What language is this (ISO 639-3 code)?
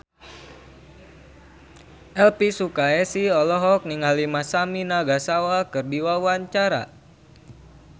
sun